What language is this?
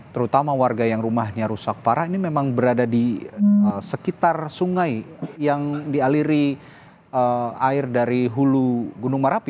Indonesian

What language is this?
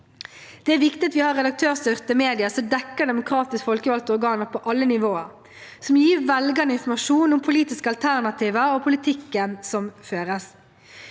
Norwegian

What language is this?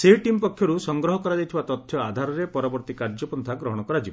Odia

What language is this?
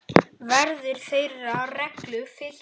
Icelandic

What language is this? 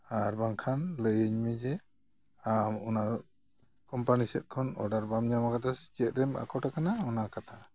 Santali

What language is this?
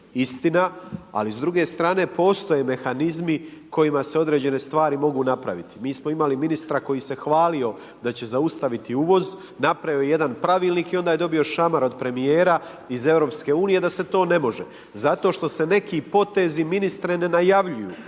Croatian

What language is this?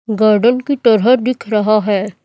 Hindi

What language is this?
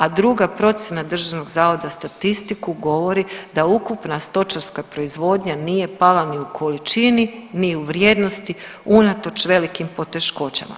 Croatian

